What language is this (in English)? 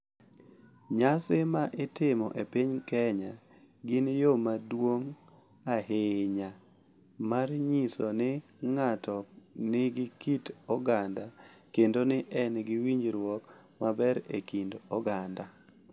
Luo (Kenya and Tanzania)